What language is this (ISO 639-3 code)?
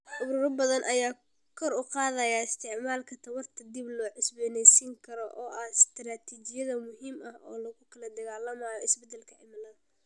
som